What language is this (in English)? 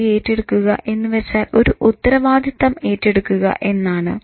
Malayalam